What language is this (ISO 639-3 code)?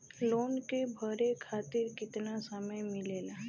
bho